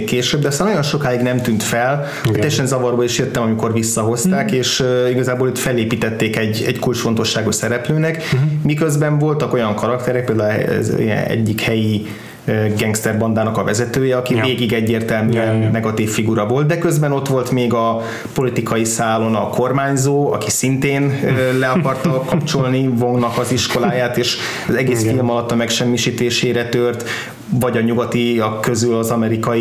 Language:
Hungarian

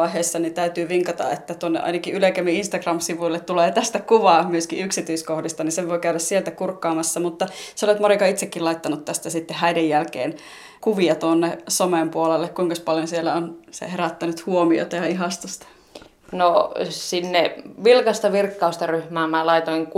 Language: Finnish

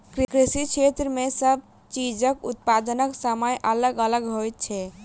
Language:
Maithili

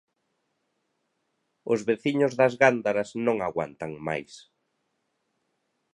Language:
Galician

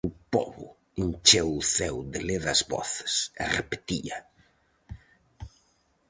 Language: Galician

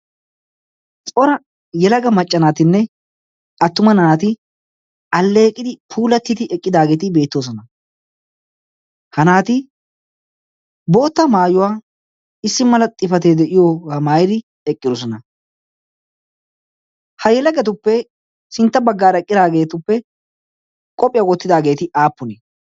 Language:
Wolaytta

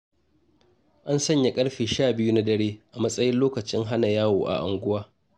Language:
Hausa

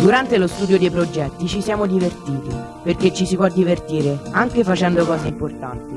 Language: Italian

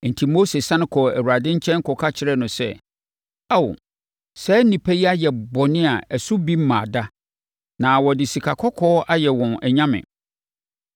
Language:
Akan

